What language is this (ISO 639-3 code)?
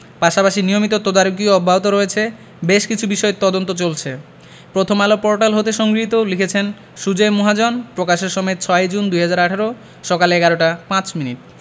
ben